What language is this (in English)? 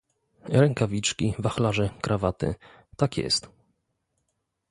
Polish